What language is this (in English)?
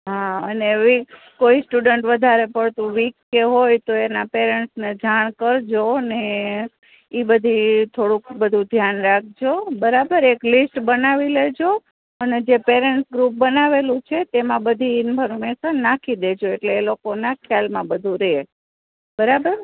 Gujarati